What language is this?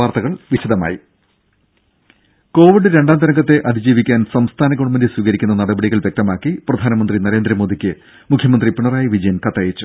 Malayalam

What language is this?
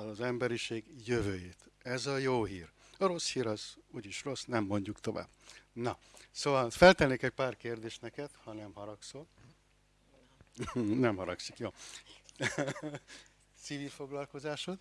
Hungarian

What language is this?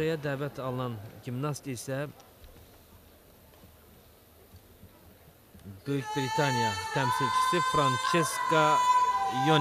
Turkish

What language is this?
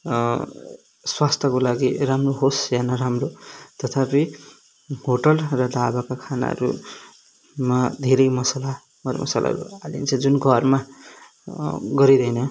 Nepali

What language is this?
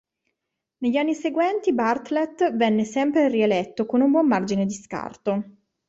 Italian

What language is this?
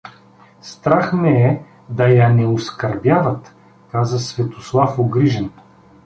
Bulgarian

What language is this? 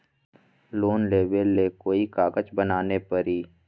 Magahi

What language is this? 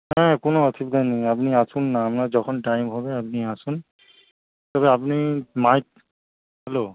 Bangla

